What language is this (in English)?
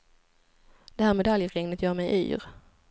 Swedish